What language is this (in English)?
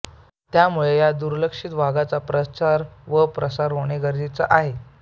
Marathi